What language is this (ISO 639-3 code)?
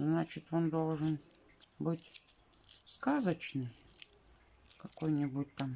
rus